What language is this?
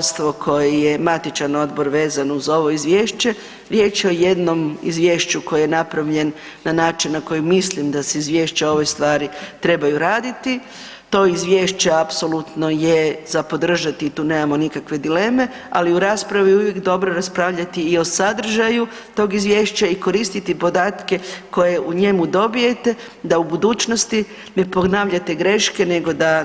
Croatian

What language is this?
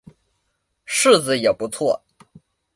Chinese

